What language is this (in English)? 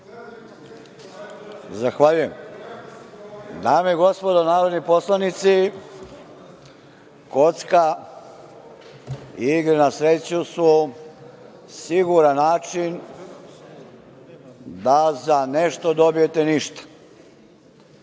Serbian